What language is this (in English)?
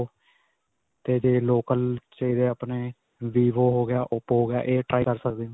Punjabi